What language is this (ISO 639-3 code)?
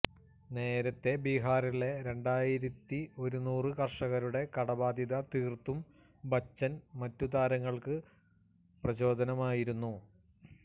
mal